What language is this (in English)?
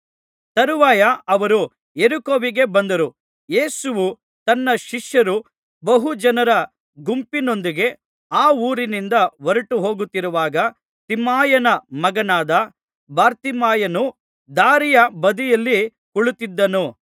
Kannada